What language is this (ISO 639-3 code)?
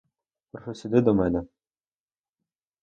ukr